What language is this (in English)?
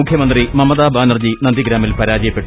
Malayalam